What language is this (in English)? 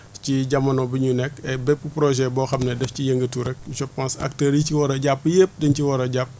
Wolof